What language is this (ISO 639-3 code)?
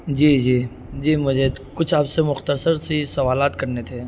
urd